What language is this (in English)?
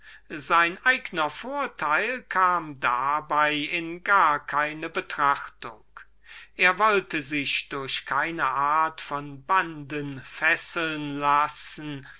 German